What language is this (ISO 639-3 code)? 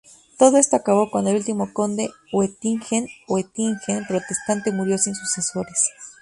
spa